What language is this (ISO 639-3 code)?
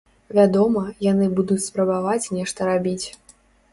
bel